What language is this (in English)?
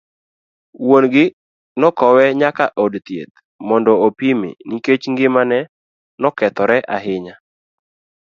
Luo (Kenya and Tanzania)